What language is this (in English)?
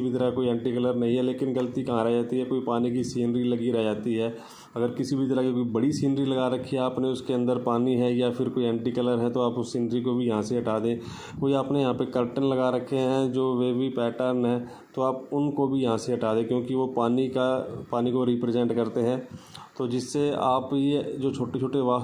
Hindi